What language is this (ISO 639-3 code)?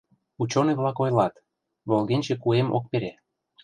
chm